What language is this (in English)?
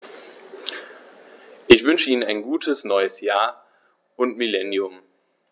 German